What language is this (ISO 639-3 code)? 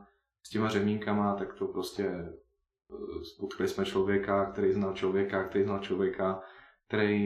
ces